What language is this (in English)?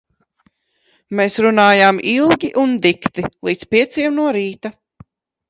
Latvian